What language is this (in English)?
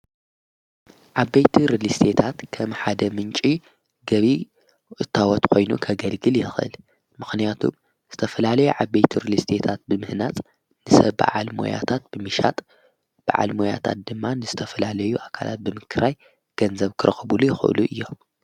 Tigrinya